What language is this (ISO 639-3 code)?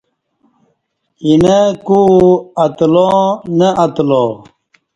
bsh